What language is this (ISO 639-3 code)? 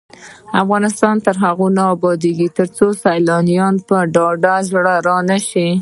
pus